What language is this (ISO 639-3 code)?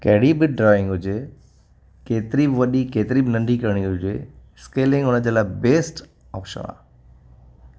snd